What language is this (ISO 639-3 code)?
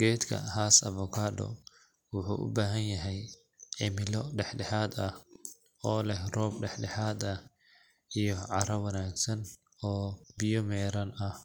som